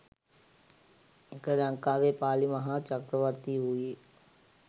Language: Sinhala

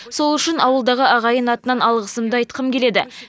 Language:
Kazakh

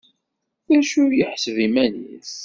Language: Kabyle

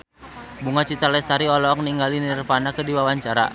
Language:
Sundanese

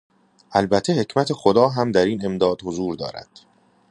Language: Persian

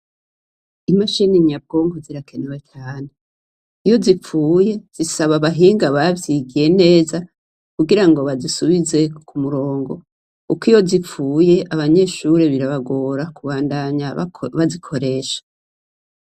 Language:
Rundi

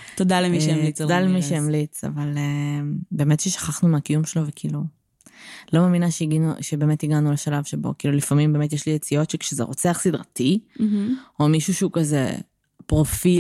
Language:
Hebrew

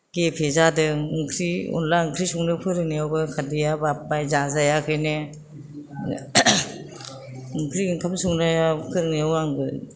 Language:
Bodo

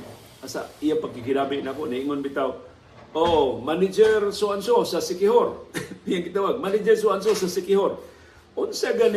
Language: Filipino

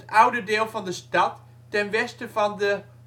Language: Dutch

